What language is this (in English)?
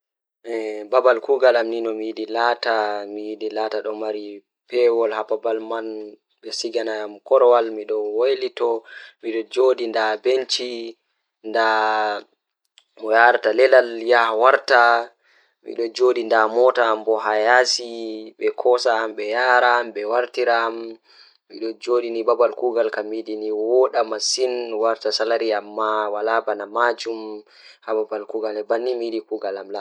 Fula